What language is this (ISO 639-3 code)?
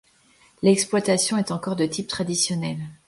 fra